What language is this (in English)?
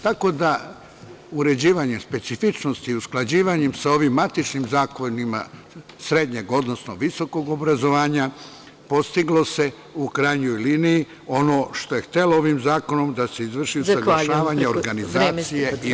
Serbian